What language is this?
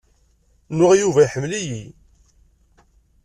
Kabyle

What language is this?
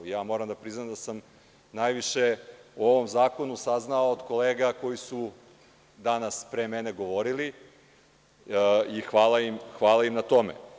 Serbian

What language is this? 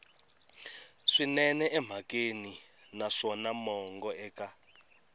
Tsonga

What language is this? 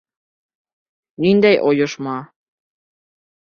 Bashkir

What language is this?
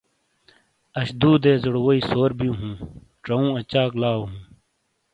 Shina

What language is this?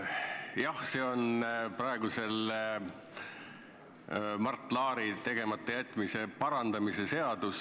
Estonian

